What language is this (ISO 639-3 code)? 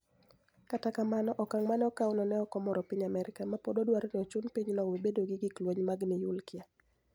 luo